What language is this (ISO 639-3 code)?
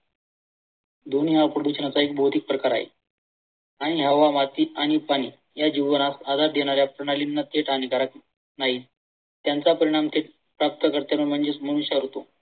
mar